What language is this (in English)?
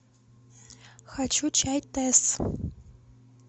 Russian